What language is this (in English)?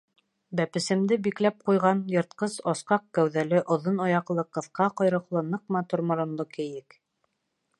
Bashkir